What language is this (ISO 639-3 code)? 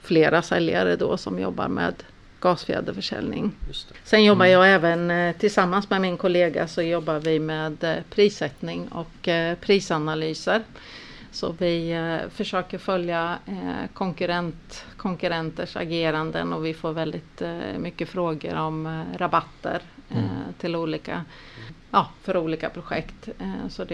swe